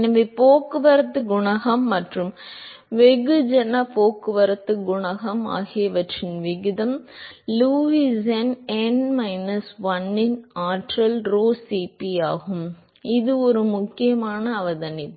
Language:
Tamil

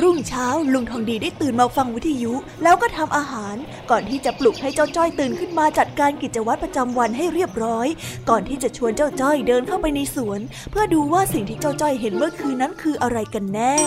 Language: Thai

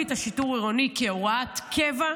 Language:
Hebrew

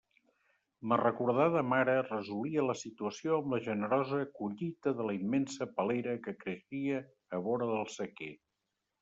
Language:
Catalan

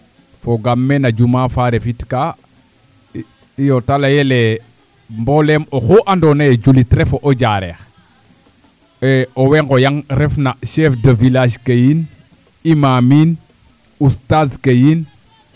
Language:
Serer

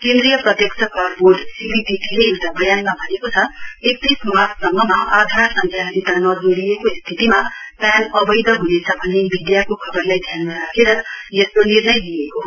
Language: Nepali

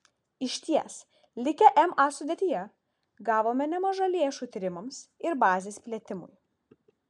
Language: Lithuanian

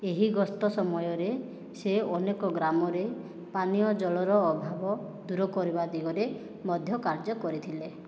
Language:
Odia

